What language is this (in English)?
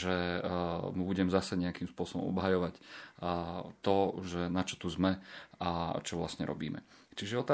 Slovak